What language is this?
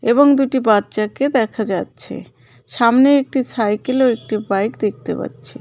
Bangla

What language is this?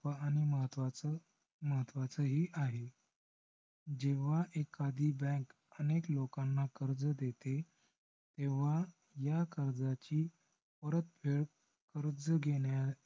Marathi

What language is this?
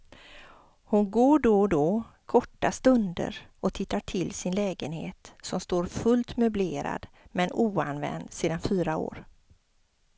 Swedish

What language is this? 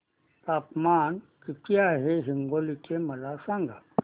Marathi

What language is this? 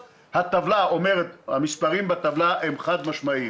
Hebrew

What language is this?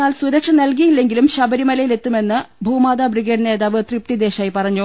Malayalam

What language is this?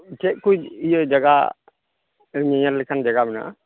Santali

